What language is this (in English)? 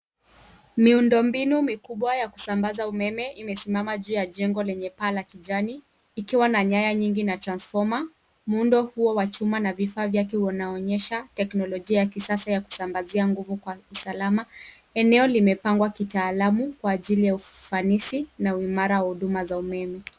Swahili